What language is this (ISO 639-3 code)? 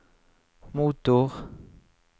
nor